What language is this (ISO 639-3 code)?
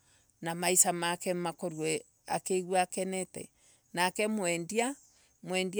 ebu